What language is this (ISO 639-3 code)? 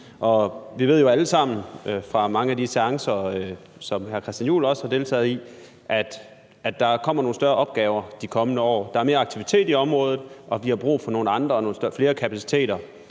dan